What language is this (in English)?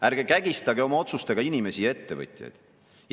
Estonian